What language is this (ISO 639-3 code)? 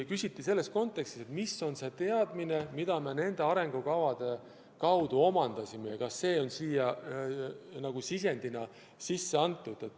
est